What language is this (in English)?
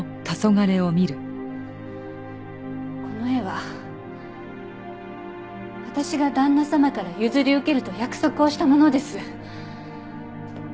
Japanese